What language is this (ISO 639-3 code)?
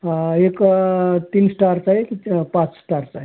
mar